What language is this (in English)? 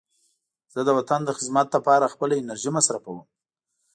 Pashto